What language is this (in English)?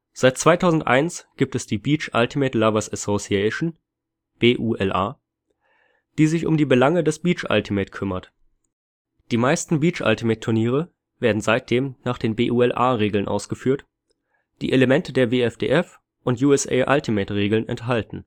German